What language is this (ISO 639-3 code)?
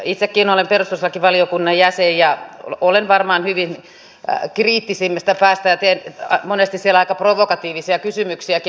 fin